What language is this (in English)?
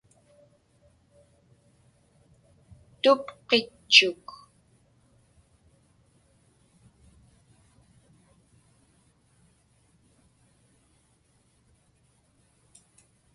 Inupiaq